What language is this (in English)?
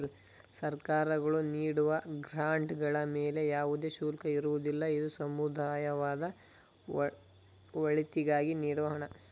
Kannada